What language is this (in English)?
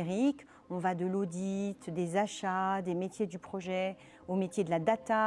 French